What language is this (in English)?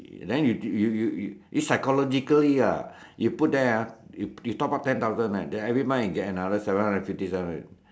English